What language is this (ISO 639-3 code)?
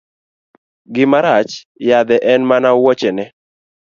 luo